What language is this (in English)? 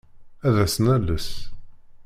Kabyle